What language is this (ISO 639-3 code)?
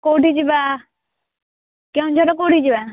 ori